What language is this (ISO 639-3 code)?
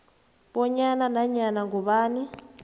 nbl